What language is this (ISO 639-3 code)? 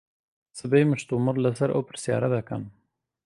ckb